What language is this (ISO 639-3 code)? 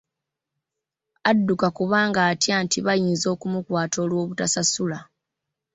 lug